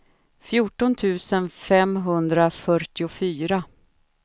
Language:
Swedish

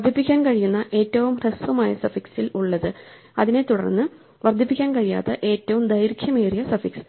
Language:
Malayalam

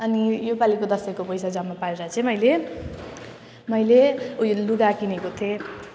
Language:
Nepali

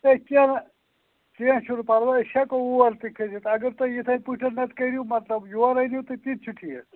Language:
Kashmiri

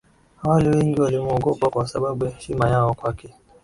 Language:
Swahili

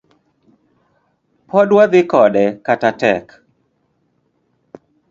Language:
Luo (Kenya and Tanzania)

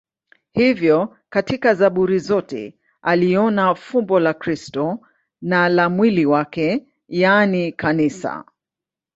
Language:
Swahili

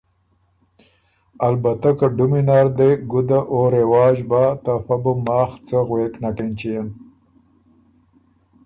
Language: Ormuri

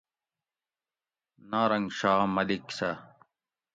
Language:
Gawri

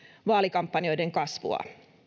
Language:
Finnish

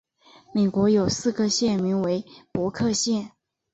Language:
Chinese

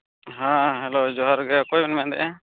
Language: Santali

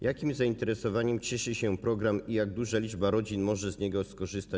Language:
Polish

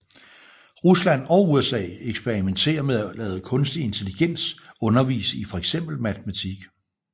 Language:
Danish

